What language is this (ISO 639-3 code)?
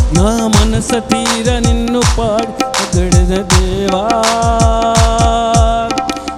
tel